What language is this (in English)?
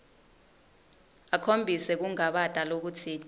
Swati